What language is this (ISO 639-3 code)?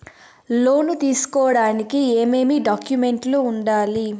tel